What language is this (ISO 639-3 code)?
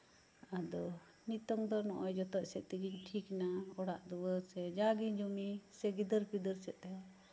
sat